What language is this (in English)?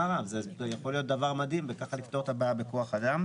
Hebrew